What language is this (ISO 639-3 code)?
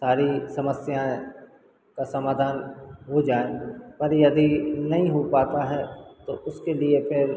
hin